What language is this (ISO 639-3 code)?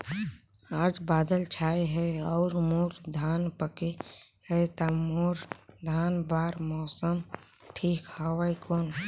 hne